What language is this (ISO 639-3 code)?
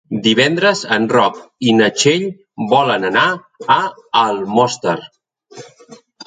cat